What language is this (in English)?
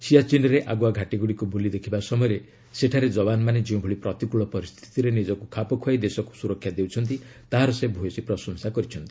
Odia